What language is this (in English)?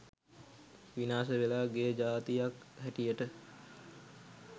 Sinhala